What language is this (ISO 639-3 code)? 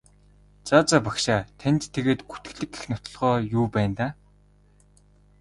mon